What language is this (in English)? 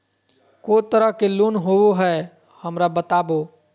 Magahi